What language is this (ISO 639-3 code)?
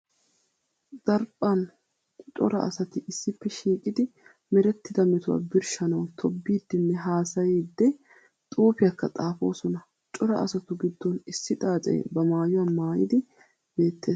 wal